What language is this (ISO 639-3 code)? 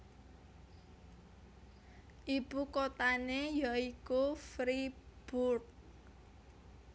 jav